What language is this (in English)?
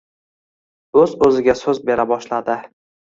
Uzbek